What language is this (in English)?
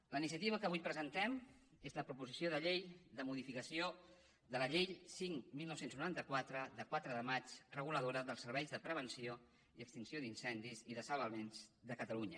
Catalan